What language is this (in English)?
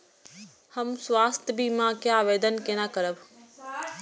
Maithili